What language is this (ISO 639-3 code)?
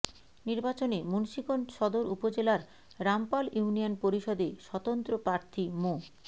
ben